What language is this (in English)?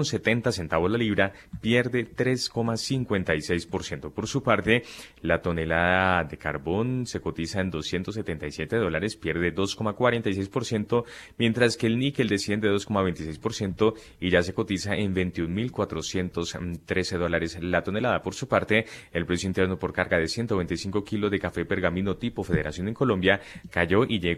Spanish